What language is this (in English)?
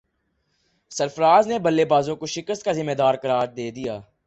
Urdu